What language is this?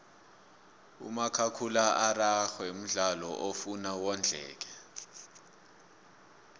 South Ndebele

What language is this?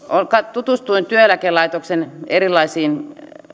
Finnish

